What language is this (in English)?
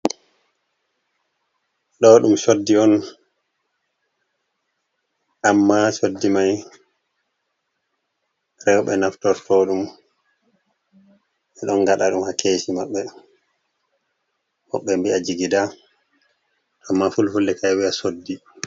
Fula